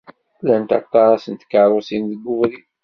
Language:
Kabyle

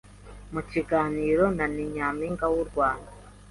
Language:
Kinyarwanda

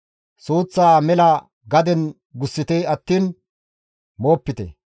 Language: Gamo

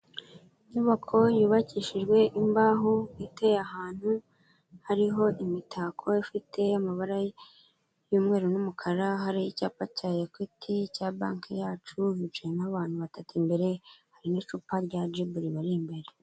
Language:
Kinyarwanda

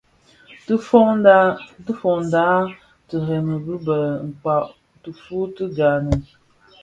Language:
Bafia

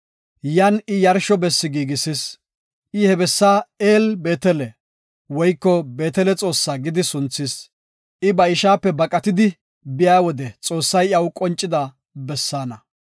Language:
Gofa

